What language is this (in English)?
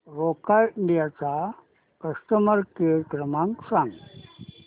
Marathi